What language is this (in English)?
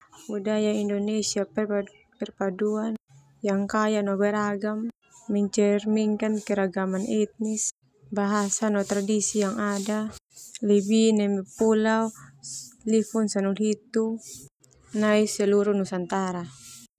Termanu